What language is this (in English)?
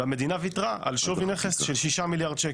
Hebrew